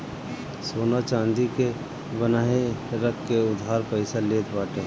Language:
Bhojpuri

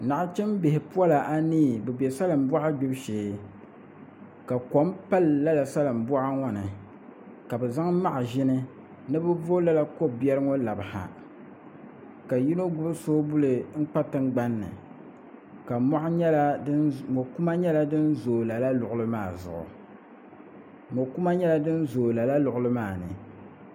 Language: Dagbani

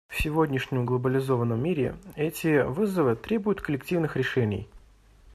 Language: Russian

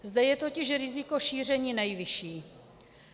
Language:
Czech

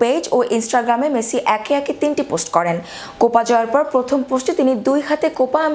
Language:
Bangla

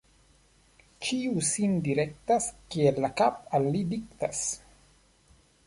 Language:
Esperanto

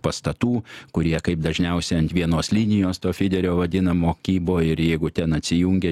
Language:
Lithuanian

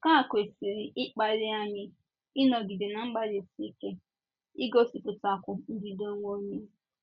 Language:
Igbo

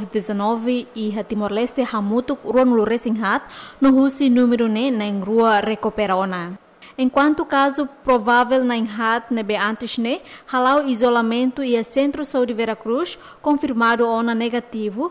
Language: Portuguese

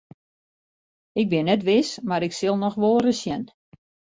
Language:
Western Frisian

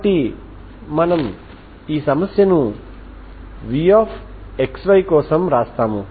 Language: Telugu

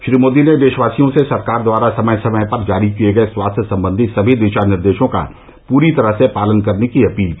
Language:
Hindi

